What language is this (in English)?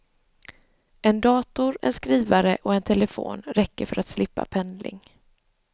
Swedish